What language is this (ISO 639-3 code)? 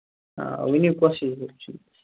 kas